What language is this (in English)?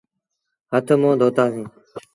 Sindhi Bhil